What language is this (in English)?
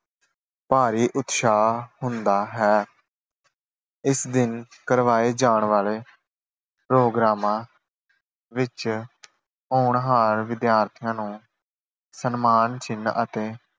Punjabi